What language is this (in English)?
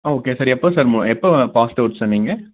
Tamil